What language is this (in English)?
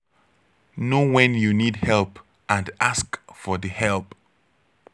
Nigerian Pidgin